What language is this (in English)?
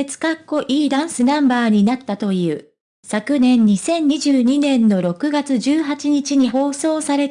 Japanese